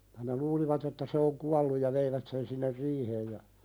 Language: Finnish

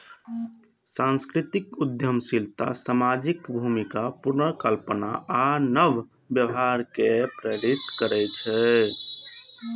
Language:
Maithili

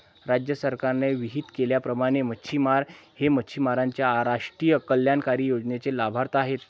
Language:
Marathi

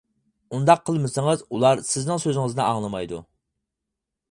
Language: Uyghur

